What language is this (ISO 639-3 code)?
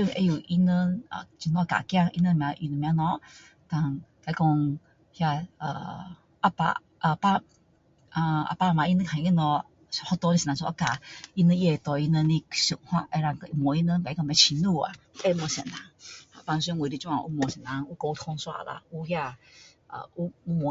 cdo